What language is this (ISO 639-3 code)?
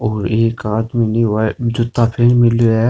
raj